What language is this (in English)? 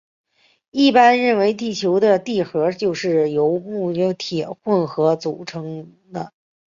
Chinese